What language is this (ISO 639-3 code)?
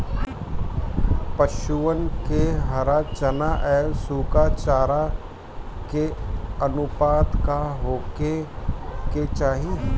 bho